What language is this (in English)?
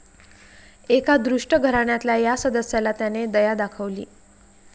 Marathi